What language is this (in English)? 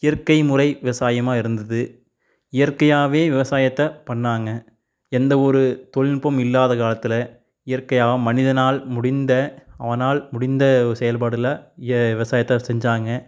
Tamil